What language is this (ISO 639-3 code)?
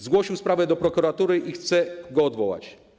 pol